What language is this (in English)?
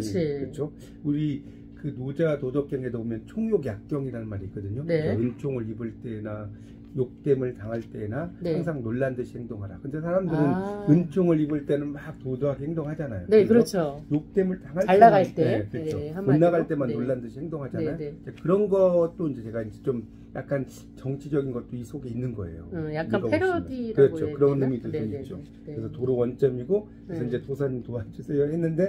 Korean